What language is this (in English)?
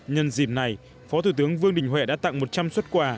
Vietnamese